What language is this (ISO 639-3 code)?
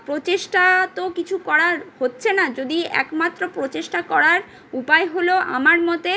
ben